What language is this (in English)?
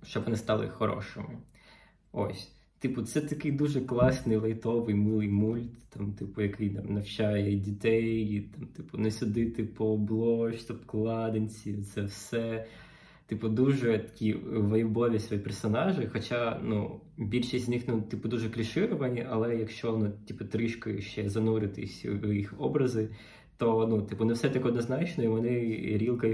Ukrainian